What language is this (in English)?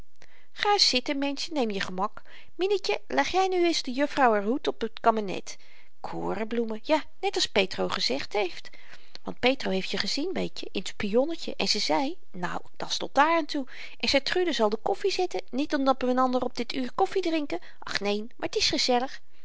Dutch